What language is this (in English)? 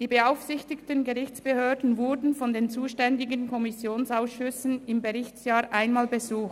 Swiss German